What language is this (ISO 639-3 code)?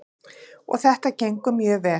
isl